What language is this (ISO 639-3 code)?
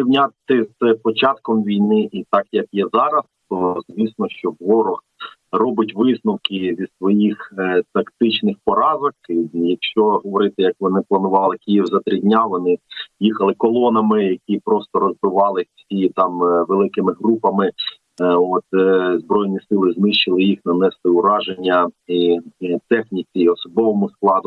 ukr